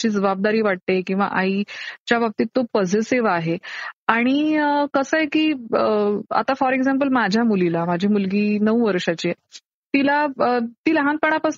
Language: Marathi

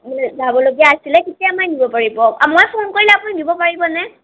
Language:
Assamese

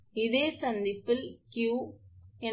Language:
Tamil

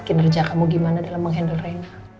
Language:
Indonesian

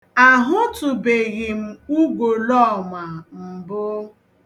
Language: Igbo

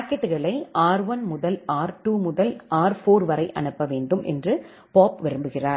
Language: Tamil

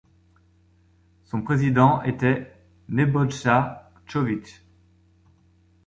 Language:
French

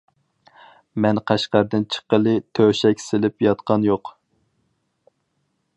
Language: Uyghur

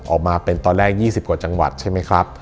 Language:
Thai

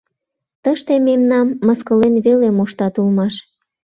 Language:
Mari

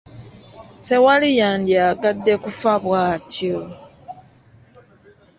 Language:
Ganda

